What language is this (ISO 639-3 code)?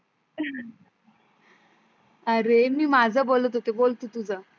mar